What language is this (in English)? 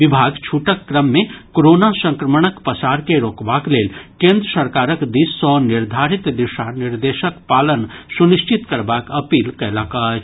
Maithili